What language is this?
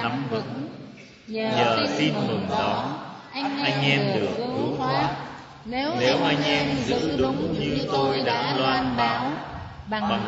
Vietnamese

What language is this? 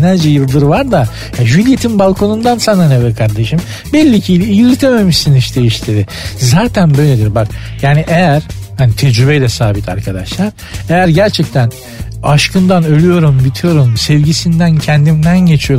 Turkish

